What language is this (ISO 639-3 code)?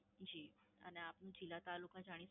guj